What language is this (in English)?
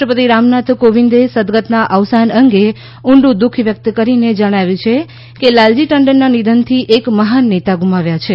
Gujarati